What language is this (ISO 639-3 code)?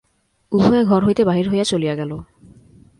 ben